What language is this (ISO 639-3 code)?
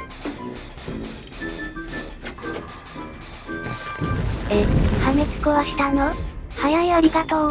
jpn